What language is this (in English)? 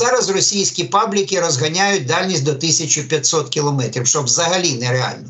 Ukrainian